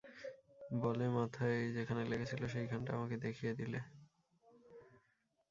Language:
Bangla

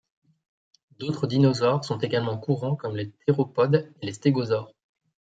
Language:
French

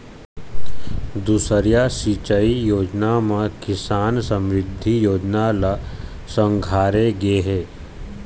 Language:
Chhattisgarhi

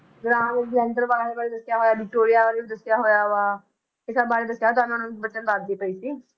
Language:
Punjabi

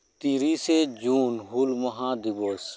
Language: Santali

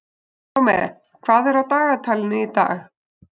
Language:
Icelandic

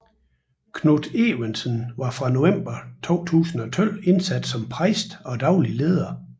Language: Danish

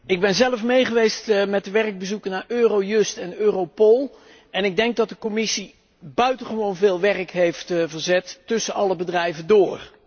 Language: Dutch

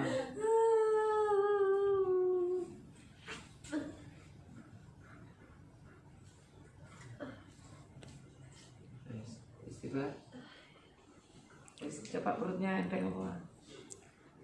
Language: Indonesian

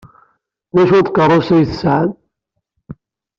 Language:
Kabyle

